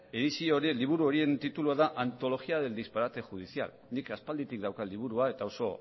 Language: Basque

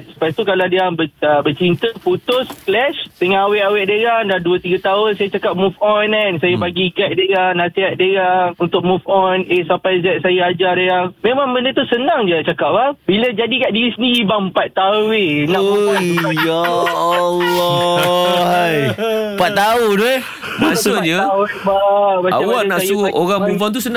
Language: Malay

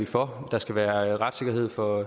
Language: Danish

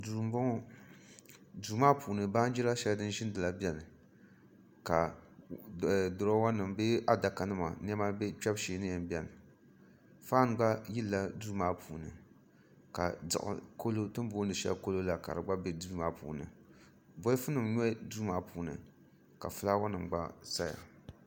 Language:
Dagbani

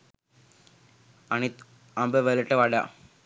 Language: Sinhala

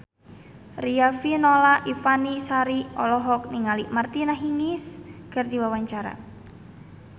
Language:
Sundanese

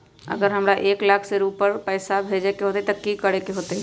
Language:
Magahi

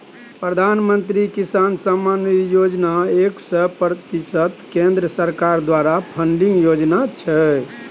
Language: Maithili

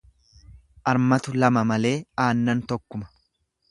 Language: Oromo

